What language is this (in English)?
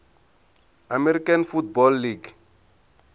Tsonga